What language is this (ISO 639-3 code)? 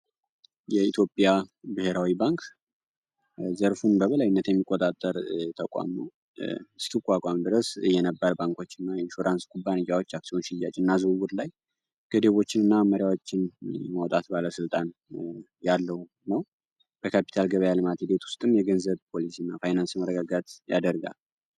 amh